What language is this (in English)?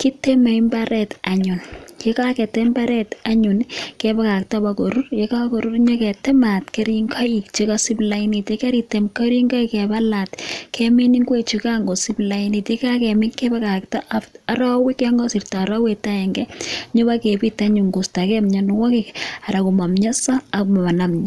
Kalenjin